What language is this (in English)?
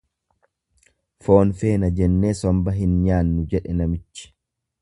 Oromo